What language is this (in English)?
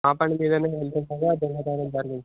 Telugu